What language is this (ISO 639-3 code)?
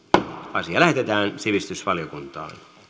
fin